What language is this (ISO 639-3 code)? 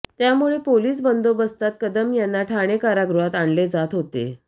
mar